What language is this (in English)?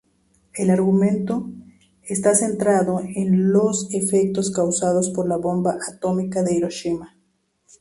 Spanish